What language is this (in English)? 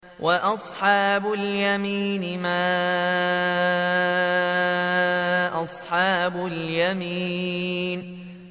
Arabic